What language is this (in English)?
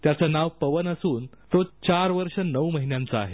Marathi